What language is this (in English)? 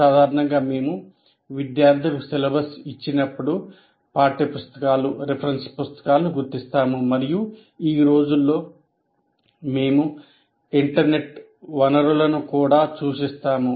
Telugu